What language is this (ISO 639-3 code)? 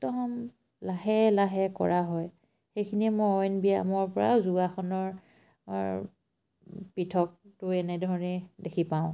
asm